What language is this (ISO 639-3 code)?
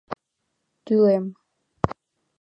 chm